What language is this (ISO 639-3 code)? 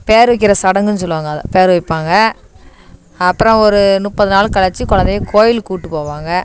tam